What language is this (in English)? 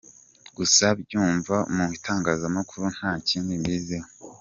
Kinyarwanda